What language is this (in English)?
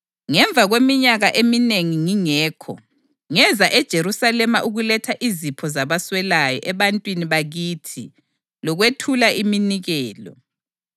North Ndebele